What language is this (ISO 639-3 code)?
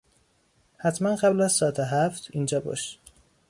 fas